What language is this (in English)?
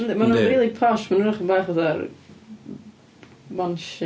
Welsh